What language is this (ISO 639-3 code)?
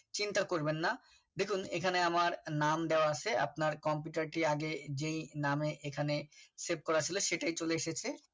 ben